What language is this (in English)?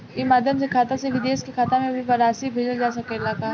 Bhojpuri